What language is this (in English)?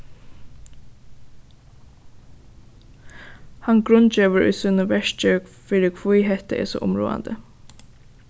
Faroese